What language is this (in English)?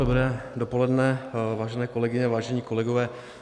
Czech